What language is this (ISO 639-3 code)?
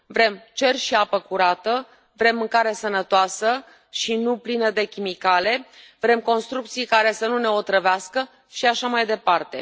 ron